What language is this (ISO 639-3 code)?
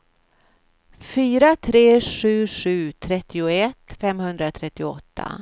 swe